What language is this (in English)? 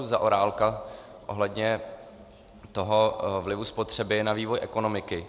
Czech